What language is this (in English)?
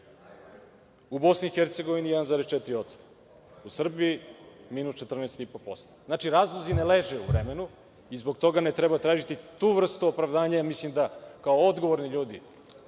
Serbian